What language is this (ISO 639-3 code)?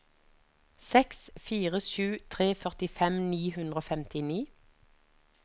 nor